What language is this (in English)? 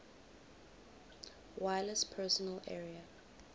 English